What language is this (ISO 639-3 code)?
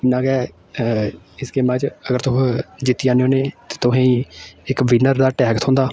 doi